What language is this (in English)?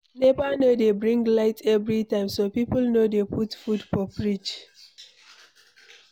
Nigerian Pidgin